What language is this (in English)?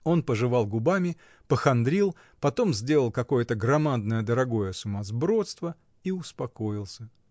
Russian